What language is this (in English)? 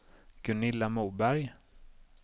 Swedish